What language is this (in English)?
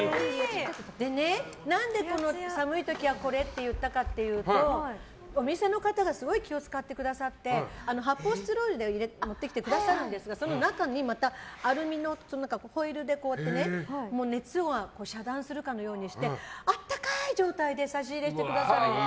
Japanese